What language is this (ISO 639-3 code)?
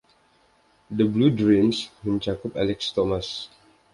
ind